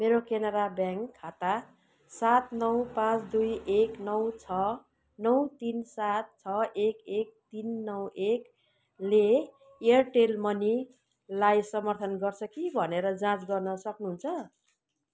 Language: Nepali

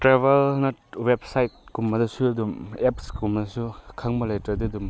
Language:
Manipuri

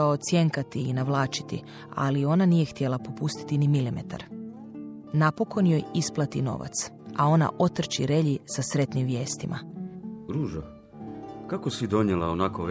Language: Croatian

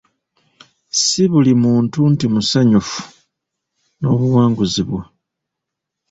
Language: Ganda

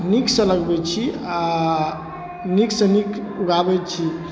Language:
Maithili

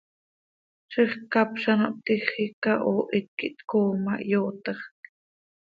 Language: Seri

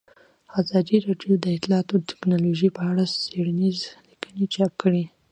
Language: Pashto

